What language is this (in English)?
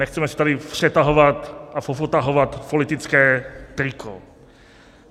Czech